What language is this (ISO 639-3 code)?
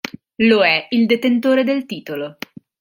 ita